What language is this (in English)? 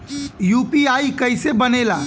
Bhojpuri